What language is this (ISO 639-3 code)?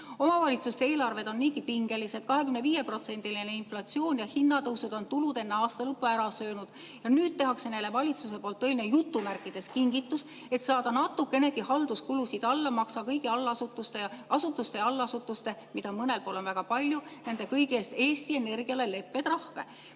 est